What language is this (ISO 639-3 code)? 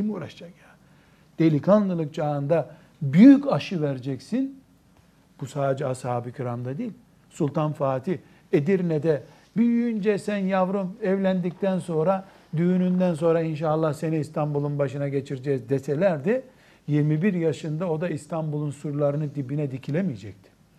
tur